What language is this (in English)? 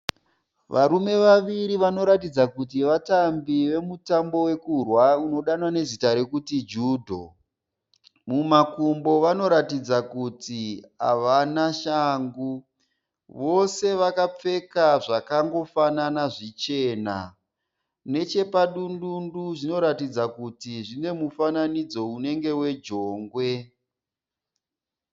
Shona